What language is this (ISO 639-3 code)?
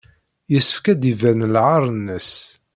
kab